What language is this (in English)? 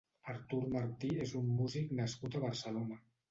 Catalan